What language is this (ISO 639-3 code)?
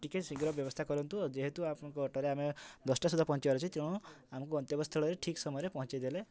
ori